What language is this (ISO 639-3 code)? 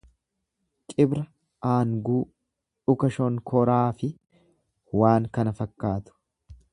orm